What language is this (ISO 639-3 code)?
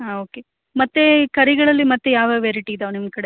kan